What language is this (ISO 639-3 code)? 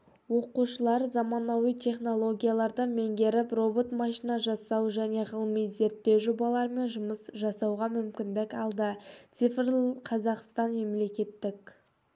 kaz